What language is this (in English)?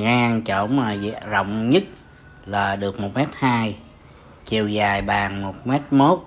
Vietnamese